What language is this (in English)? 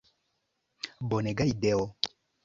Esperanto